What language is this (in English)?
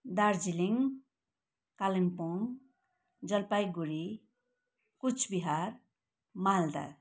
Nepali